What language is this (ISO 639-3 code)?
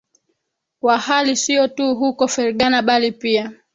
swa